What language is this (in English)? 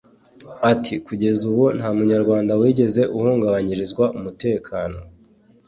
Kinyarwanda